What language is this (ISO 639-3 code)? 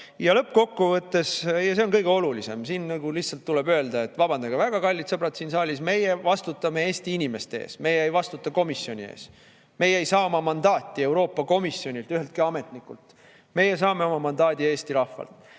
est